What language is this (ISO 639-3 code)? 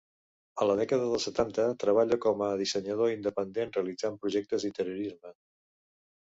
cat